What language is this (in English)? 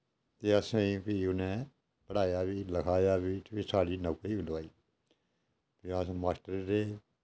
Dogri